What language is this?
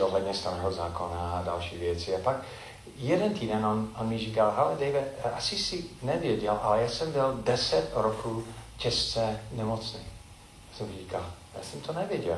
Czech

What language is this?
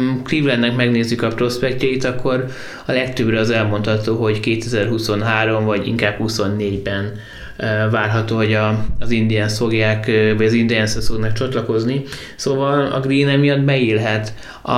Hungarian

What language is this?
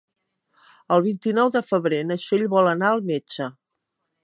Catalan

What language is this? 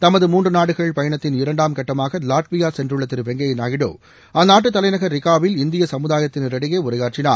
Tamil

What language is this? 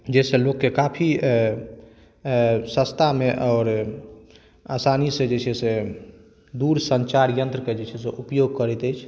Maithili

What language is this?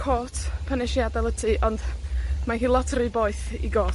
Welsh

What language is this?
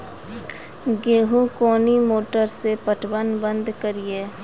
Maithili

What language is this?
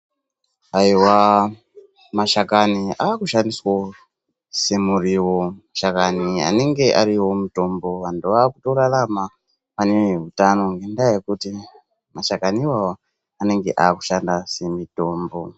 Ndau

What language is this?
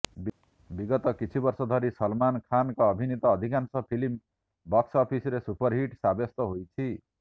Odia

